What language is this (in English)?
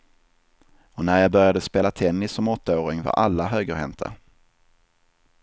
Swedish